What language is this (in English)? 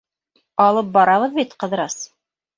Bashkir